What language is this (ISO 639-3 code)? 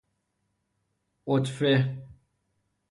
fas